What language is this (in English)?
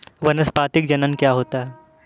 Hindi